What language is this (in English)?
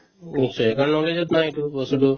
Assamese